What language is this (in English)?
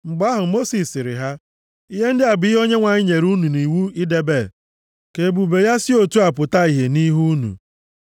Igbo